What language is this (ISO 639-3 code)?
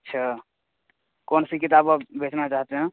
urd